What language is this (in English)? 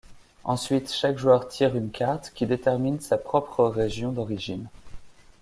French